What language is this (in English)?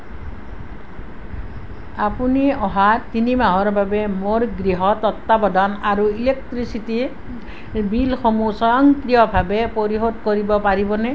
Assamese